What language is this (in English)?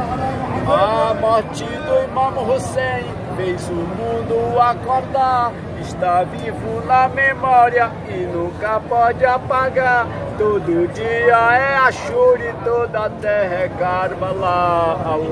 Portuguese